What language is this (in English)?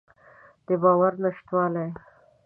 Pashto